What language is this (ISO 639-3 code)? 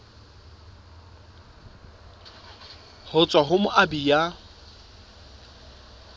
sot